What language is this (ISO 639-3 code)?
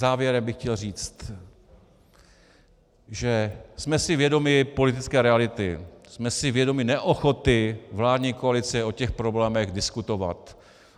ces